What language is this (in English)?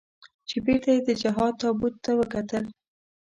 Pashto